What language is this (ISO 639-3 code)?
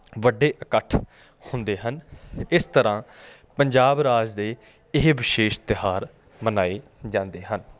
pan